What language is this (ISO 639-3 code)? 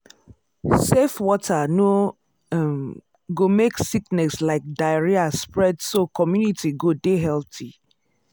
pcm